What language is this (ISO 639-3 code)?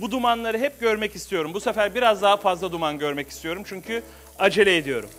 tur